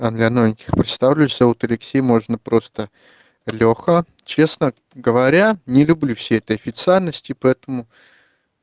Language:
Russian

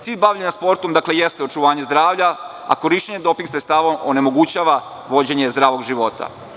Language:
Serbian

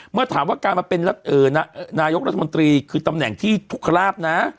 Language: Thai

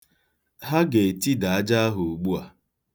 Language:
Igbo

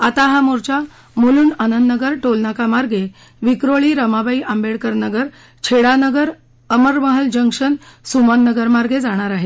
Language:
Marathi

